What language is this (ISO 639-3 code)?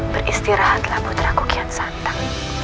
ind